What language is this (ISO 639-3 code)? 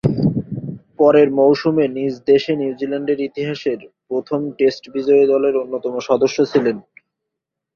ben